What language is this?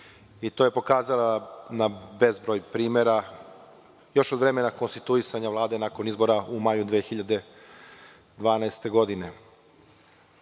Serbian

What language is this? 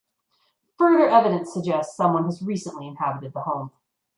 English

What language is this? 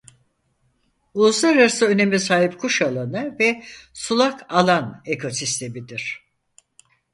Turkish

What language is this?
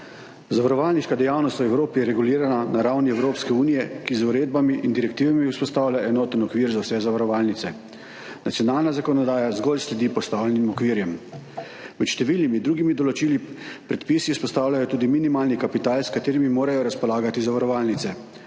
Slovenian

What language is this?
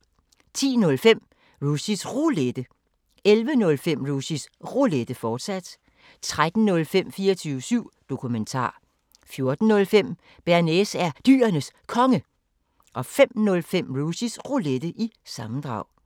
Danish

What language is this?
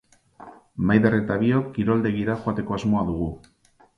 Basque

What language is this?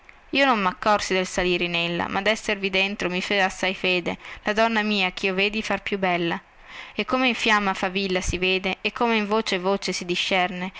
Italian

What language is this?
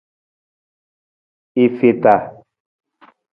Nawdm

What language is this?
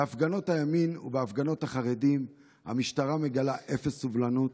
Hebrew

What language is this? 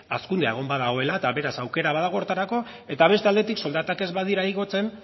Basque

